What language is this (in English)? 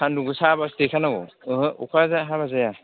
Bodo